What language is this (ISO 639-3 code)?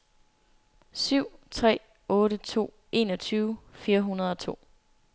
dan